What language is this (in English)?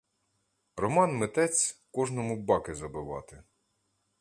Ukrainian